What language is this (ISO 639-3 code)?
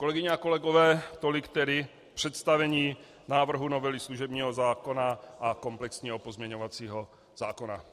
ces